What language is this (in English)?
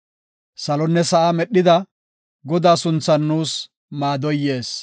Gofa